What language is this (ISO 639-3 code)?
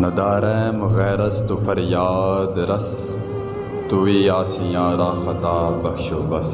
urd